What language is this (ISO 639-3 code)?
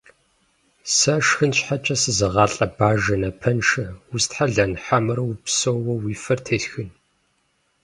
kbd